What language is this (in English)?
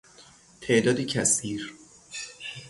Persian